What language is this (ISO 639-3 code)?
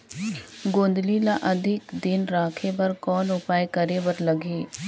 hne